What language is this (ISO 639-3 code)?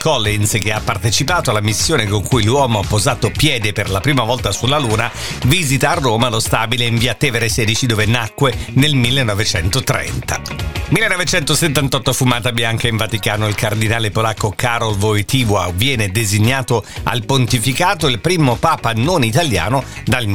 ita